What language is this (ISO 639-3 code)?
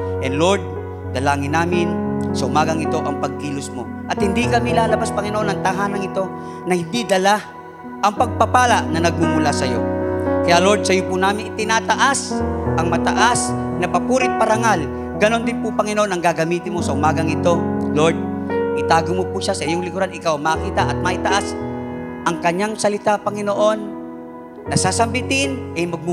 fil